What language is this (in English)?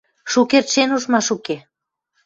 Western Mari